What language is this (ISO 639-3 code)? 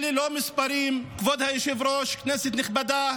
heb